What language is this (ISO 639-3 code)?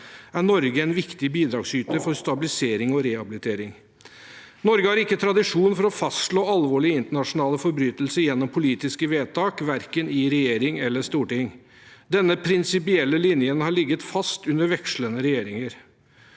nor